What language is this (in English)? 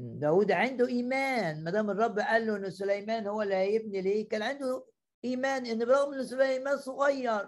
Arabic